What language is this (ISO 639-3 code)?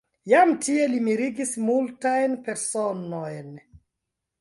epo